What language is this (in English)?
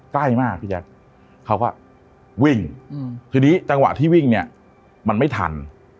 Thai